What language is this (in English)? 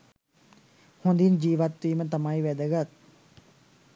Sinhala